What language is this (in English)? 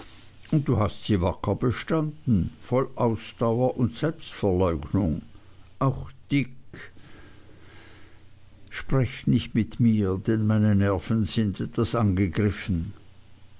German